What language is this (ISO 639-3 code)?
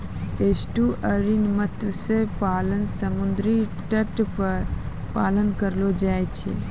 mai